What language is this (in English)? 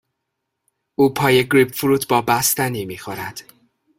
Persian